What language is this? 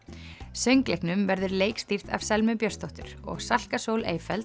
Icelandic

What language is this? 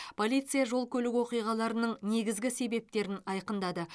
Kazakh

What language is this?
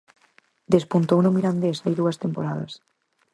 Galician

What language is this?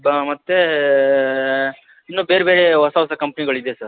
Kannada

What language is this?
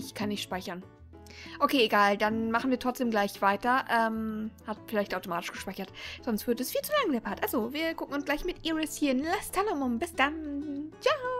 German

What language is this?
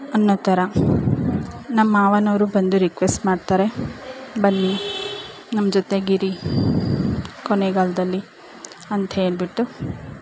Kannada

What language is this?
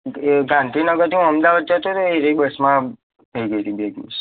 Gujarati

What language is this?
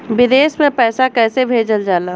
Bhojpuri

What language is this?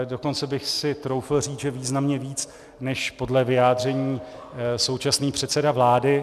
Czech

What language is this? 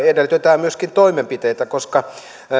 Finnish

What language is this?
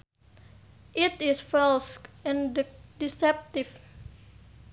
Sundanese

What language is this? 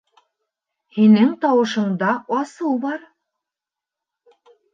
Bashkir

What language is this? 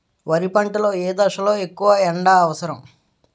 Telugu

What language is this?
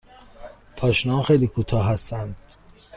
Persian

